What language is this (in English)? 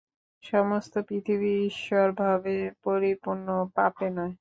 Bangla